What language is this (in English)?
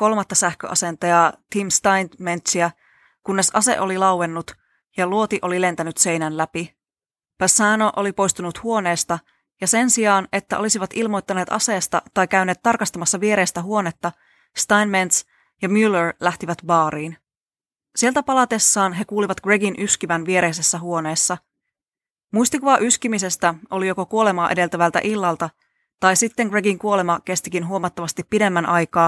Finnish